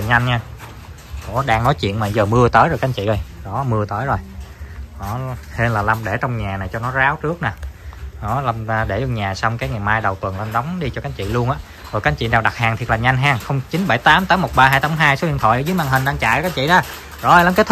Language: Vietnamese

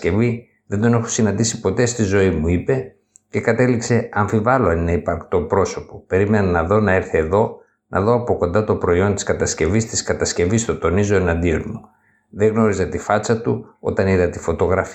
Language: Greek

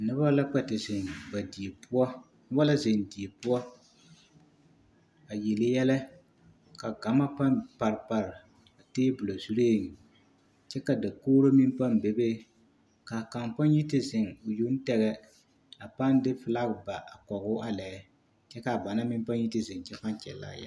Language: Southern Dagaare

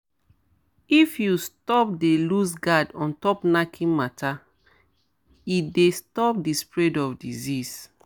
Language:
Nigerian Pidgin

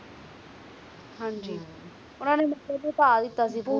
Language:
Punjabi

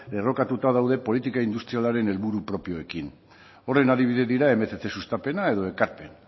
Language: Basque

